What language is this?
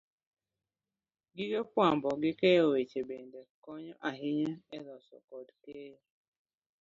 Luo (Kenya and Tanzania)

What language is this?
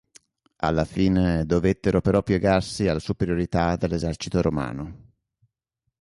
Italian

